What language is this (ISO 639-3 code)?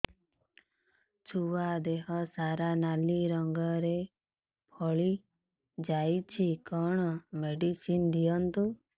ori